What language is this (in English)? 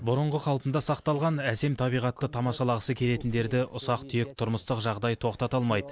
Kazakh